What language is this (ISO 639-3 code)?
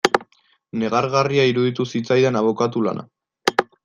eus